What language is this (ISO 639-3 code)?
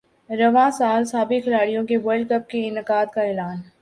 urd